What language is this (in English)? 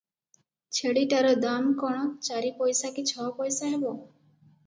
Odia